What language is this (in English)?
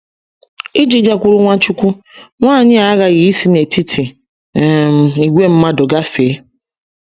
Igbo